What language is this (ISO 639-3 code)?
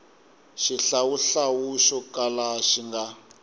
tso